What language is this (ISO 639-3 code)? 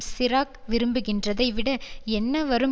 tam